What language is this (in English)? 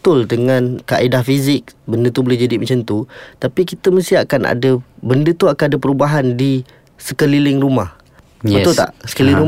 Malay